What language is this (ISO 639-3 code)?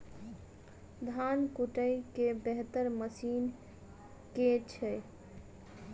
mai